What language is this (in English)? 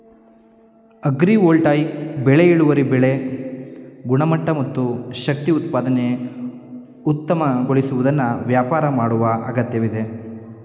Kannada